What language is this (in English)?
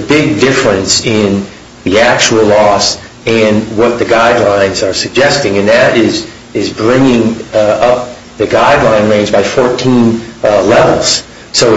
English